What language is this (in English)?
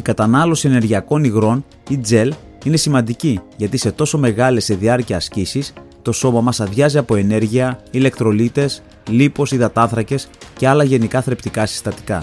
Greek